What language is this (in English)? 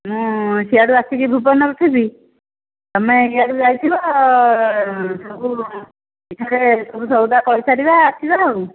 Odia